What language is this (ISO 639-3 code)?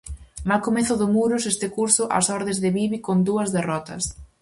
glg